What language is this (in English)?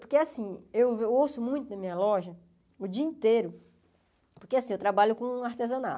Portuguese